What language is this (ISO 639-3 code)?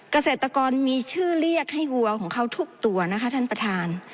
tha